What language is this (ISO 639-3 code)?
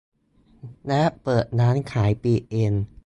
tha